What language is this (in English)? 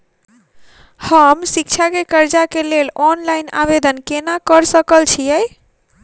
Maithili